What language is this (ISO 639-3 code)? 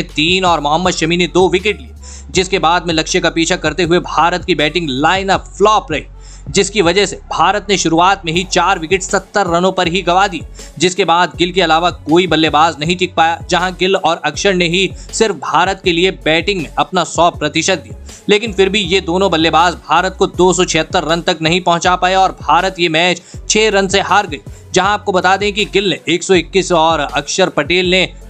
hin